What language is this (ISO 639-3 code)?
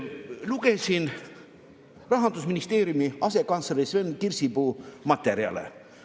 est